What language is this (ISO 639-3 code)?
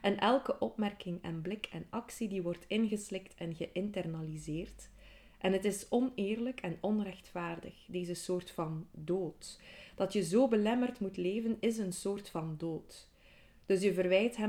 nld